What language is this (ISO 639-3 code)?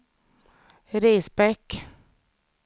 swe